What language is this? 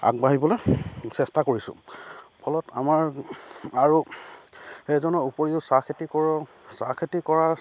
Assamese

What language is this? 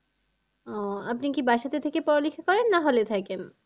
Bangla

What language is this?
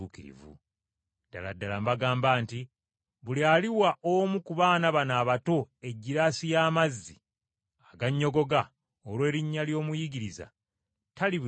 Ganda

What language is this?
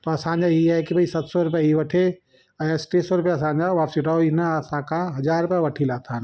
Sindhi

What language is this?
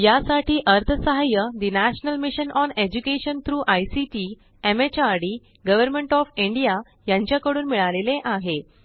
Marathi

